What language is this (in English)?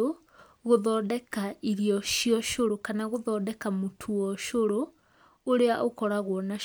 Kikuyu